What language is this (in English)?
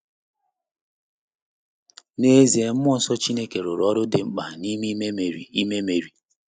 Igbo